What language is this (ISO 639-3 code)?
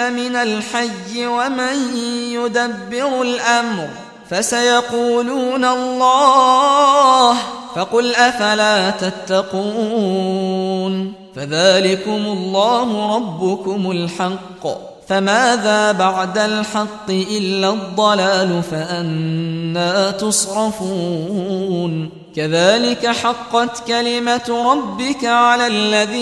ara